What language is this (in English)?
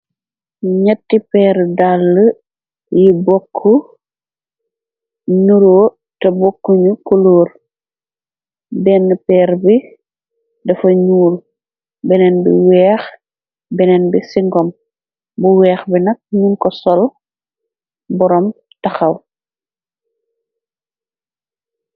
Wolof